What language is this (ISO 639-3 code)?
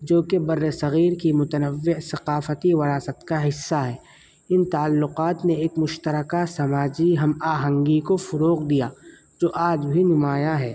urd